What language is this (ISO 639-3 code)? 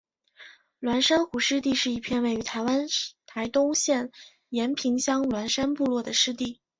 zho